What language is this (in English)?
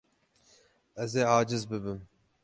Kurdish